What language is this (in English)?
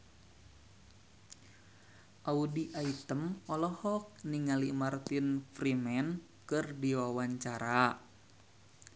Sundanese